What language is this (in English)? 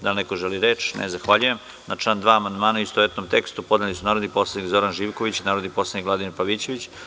Serbian